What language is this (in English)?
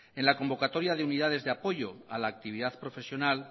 Spanish